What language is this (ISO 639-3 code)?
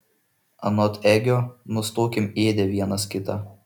lit